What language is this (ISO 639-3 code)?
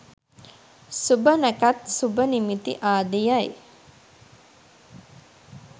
sin